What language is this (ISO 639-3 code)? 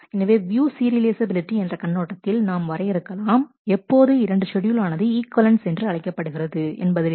tam